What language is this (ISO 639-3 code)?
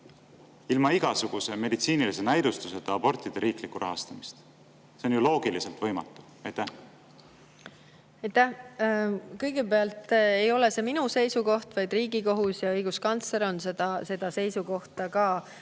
est